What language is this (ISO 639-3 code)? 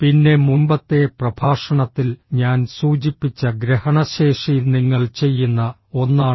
mal